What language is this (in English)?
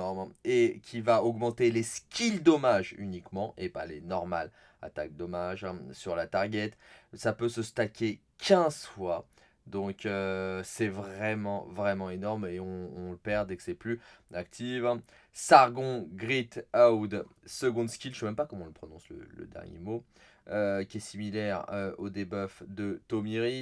French